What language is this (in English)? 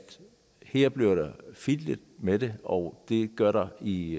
Danish